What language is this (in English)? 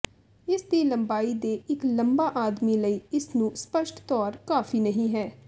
Punjabi